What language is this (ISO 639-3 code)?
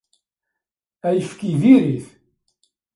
kab